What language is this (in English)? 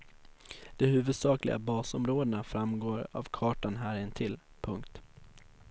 Swedish